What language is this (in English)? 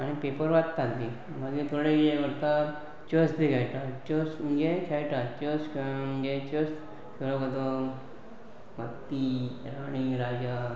Konkani